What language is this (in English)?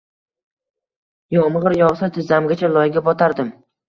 Uzbek